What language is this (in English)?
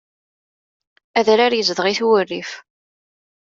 Kabyle